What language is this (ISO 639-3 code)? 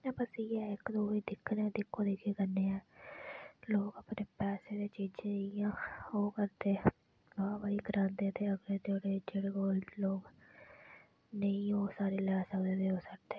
doi